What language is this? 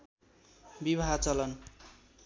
Nepali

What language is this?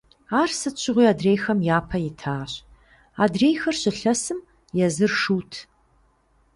Kabardian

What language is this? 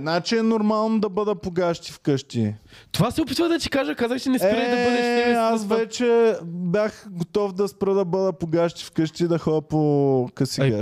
Bulgarian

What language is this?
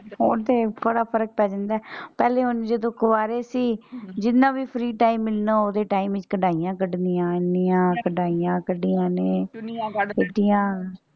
Punjabi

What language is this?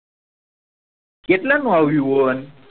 Gujarati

